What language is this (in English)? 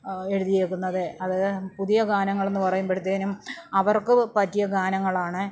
Malayalam